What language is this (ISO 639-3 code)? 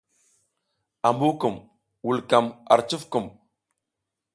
giz